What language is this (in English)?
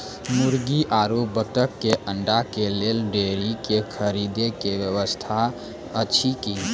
Maithili